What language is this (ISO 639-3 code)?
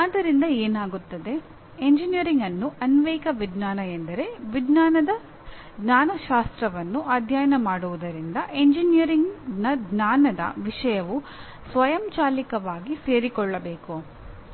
kan